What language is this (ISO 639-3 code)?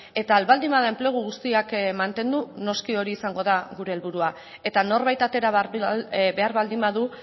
eus